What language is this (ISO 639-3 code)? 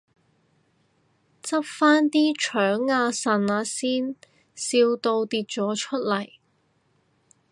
yue